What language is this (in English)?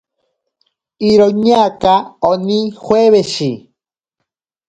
Ashéninka Perené